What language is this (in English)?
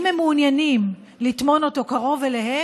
Hebrew